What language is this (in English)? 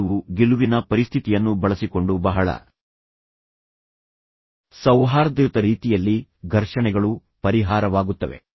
Kannada